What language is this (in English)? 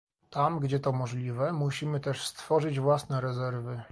Polish